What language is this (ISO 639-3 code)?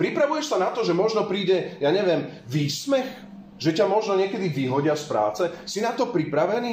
slk